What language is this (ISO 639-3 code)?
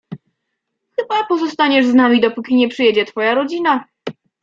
pol